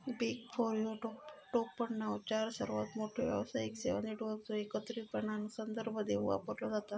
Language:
Marathi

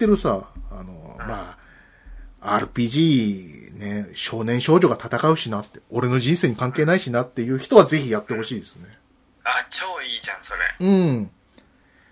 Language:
Japanese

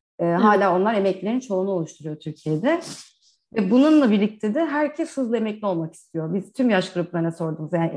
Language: Turkish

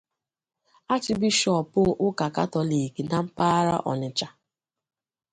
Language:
Igbo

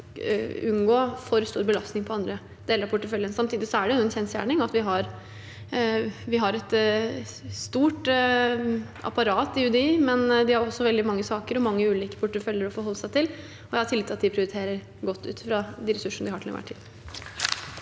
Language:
Norwegian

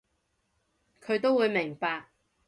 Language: Cantonese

